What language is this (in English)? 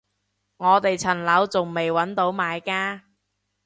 Cantonese